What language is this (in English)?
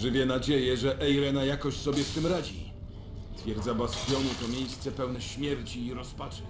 Polish